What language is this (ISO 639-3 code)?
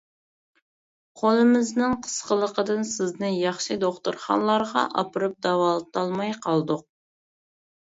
uig